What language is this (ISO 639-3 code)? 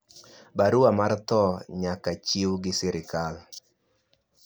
luo